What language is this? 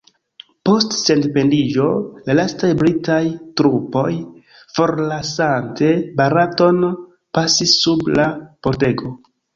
Esperanto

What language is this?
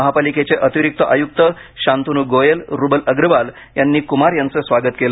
Marathi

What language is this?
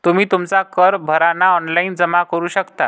Marathi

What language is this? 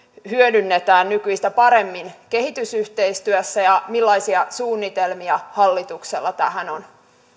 Finnish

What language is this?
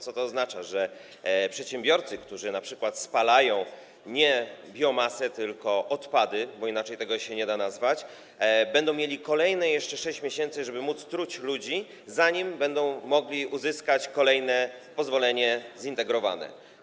Polish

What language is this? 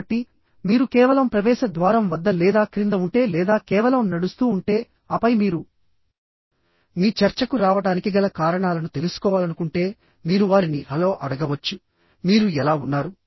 Telugu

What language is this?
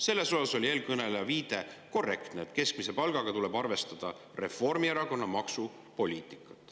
Estonian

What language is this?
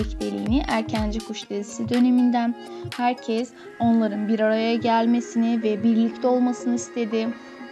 Turkish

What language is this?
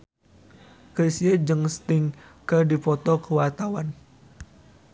Sundanese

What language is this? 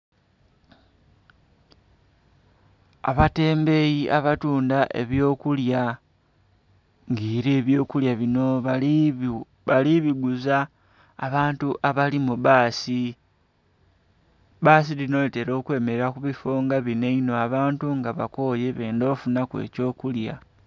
Soga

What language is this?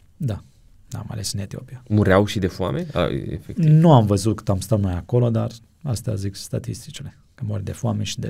Romanian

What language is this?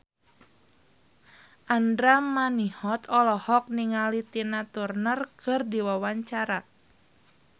Sundanese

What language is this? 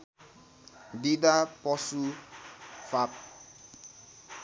Nepali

